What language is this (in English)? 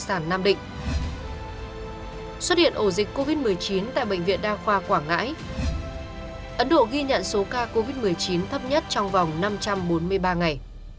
Vietnamese